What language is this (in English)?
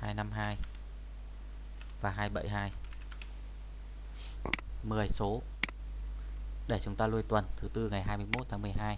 Vietnamese